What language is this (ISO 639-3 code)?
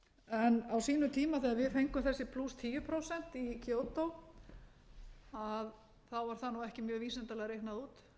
isl